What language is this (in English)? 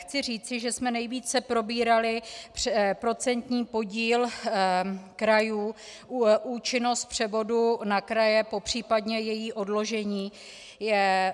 Czech